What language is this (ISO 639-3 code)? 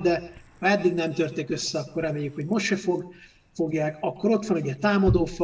hun